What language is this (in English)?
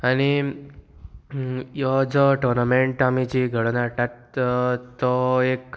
Konkani